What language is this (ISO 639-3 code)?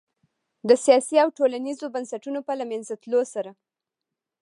pus